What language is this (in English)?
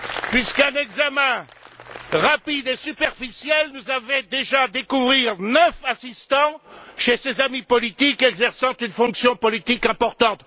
French